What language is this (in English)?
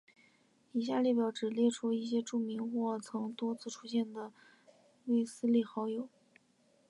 Chinese